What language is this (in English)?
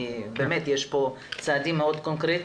Hebrew